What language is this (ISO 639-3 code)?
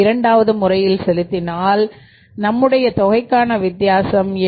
tam